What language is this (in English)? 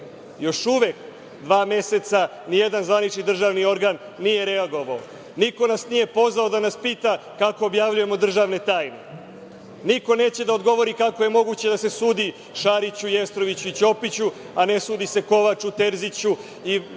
Serbian